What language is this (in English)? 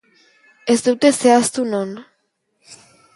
Basque